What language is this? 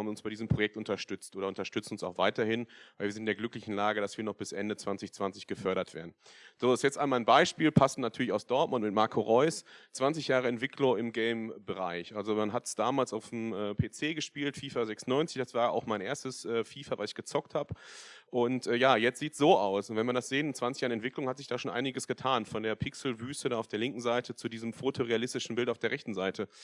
German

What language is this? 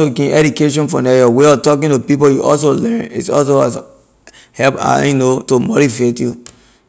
Liberian English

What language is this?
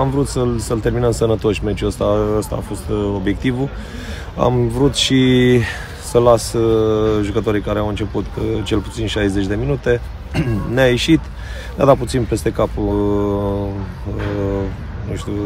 Romanian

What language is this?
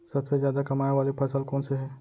Chhattisgarhi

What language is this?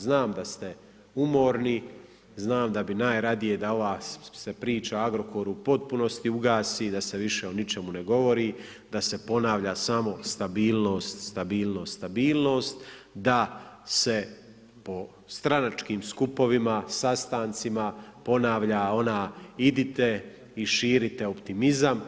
Croatian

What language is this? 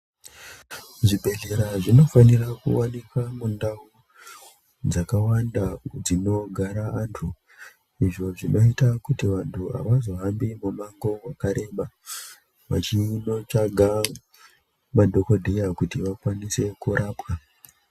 Ndau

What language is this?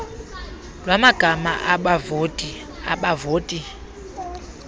Xhosa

